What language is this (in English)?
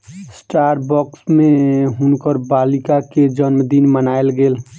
Maithili